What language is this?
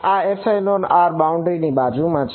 Gujarati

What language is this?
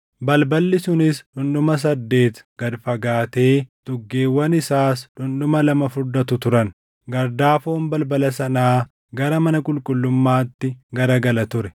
Oromo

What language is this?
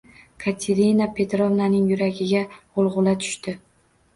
Uzbek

